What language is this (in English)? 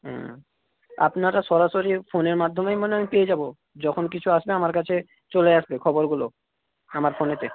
Bangla